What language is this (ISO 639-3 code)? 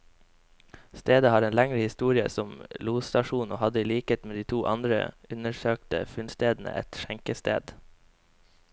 nor